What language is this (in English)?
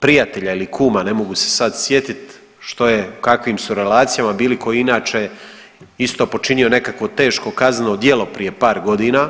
Croatian